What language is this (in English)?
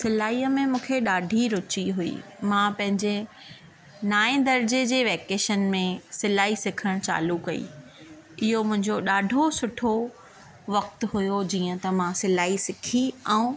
Sindhi